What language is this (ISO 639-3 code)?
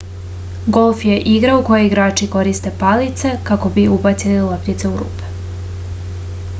srp